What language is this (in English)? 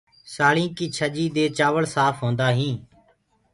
Gurgula